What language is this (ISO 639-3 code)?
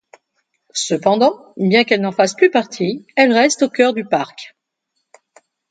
fra